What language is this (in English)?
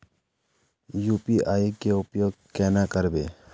Magahi